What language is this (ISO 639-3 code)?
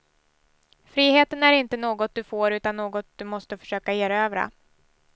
swe